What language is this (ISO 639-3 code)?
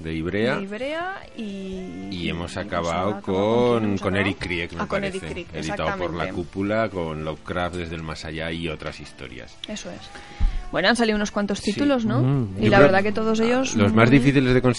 spa